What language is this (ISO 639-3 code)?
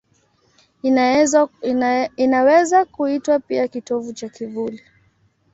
swa